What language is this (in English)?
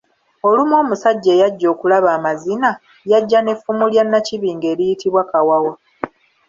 Ganda